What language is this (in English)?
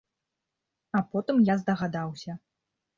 Belarusian